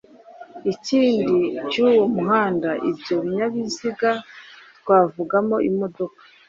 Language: Kinyarwanda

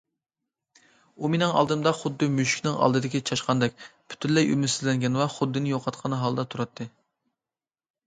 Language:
Uyghur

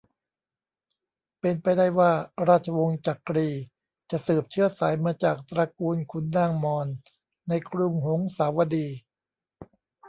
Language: Thai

